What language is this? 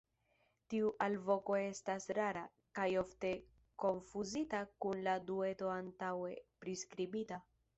Esperanto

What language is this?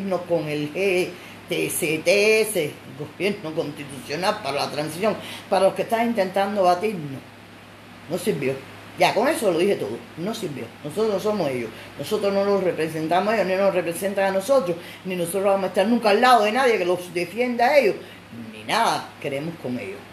Spanish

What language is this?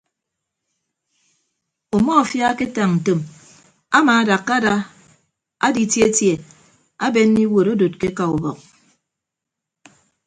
Ibibio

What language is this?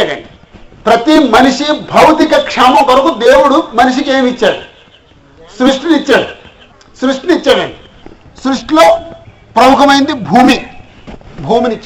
Telugu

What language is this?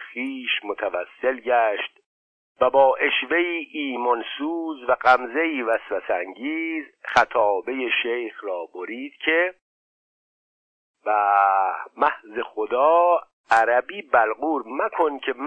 Persian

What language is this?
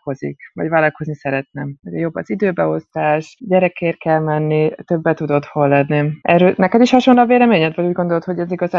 Hungarian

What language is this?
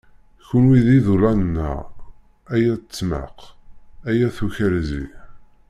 Kabyle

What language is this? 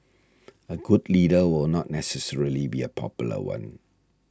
English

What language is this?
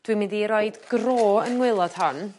Welsh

